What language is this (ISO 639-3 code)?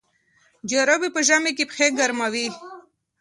pus